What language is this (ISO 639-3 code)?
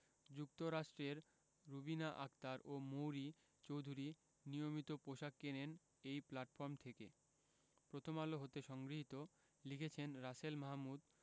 ben